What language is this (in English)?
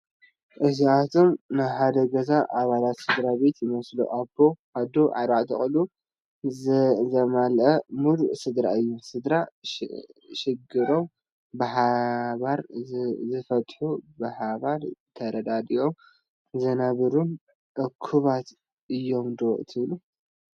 Tigrinya